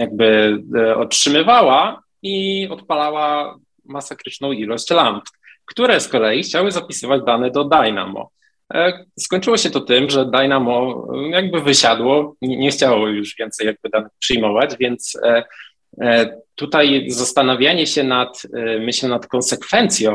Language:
Polish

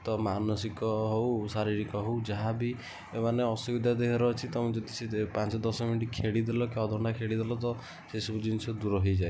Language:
Odia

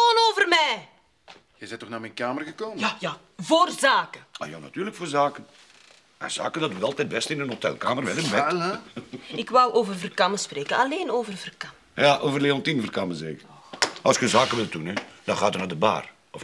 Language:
Dutch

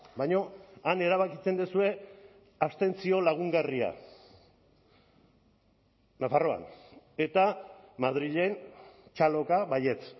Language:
Basque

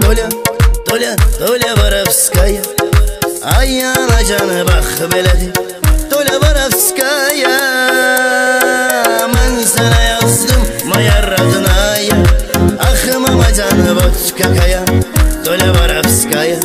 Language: Indonesian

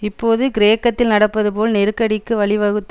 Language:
Tamil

